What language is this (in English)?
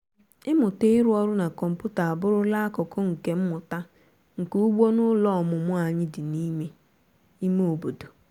Igbo